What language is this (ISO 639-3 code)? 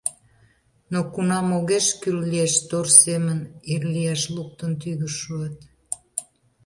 chm